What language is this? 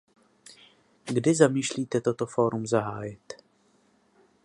Czech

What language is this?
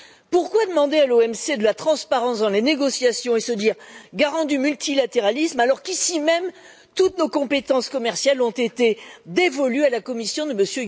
French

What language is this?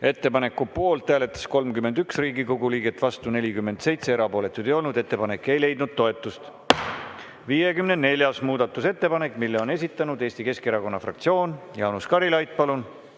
Estonian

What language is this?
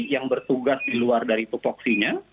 Indonesian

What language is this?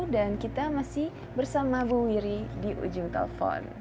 Indonesian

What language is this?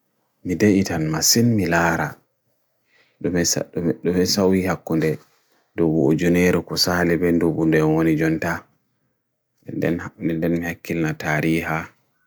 Bagirmi Fulfulde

